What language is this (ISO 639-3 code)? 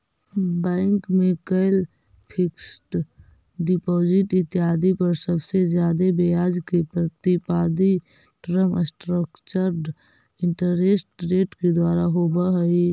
mag